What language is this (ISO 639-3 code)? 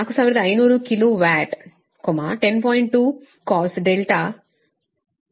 kan